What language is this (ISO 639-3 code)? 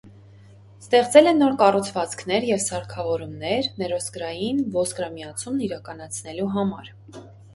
hye